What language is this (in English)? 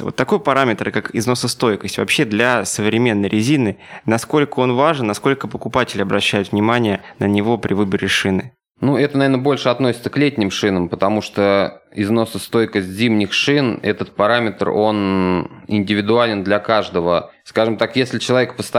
Russian